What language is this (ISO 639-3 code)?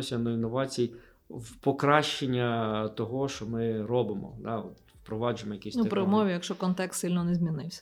ukr